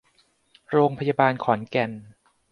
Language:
Thai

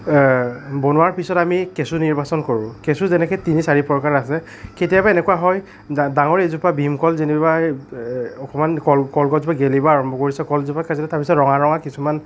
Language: Assamese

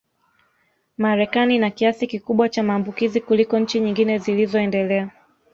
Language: Swahili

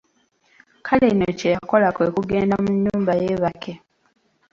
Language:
Ganda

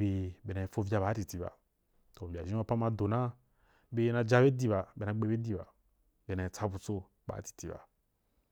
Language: Wapan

